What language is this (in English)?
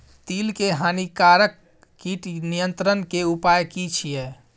Maithili